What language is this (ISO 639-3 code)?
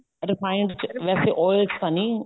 pan